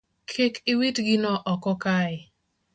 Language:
Luo (Kenya and Tanzania)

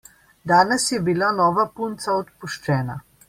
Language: Slovenian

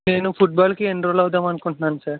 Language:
Telugu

